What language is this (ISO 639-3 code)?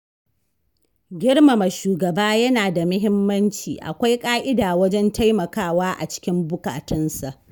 hau